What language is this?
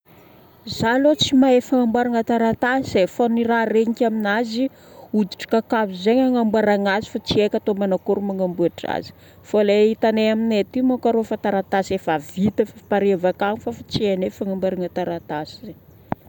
Northern Betsimisaraka Malagasy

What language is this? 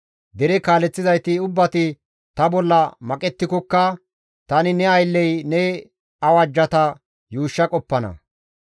Gamo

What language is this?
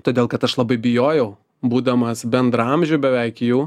Lithuanian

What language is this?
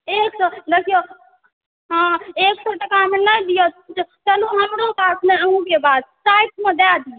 Maithili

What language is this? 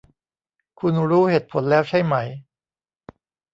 Thai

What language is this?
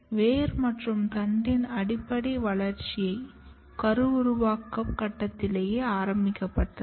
Tamil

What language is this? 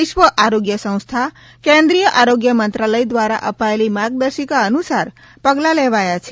Gujarati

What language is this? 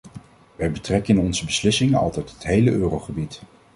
Dutch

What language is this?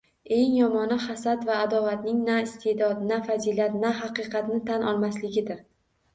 Uzbek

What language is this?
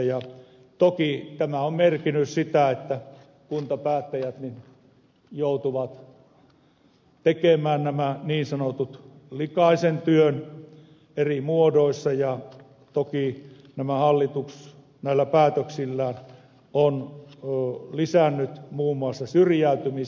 Finnish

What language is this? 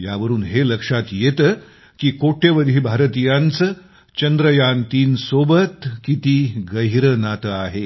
Marathi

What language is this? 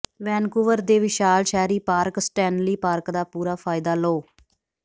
Punjabi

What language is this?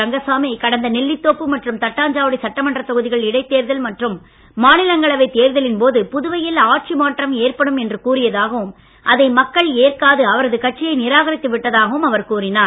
Tamil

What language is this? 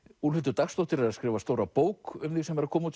Icelandic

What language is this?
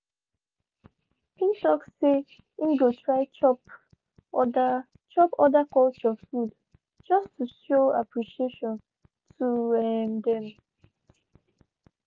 Nigerian Pidgin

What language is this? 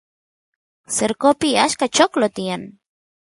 Santiago del Estero Quichua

